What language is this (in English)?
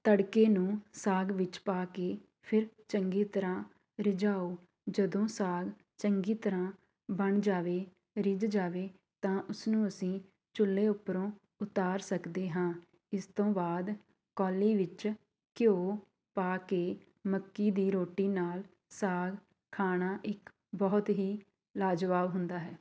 Punjabi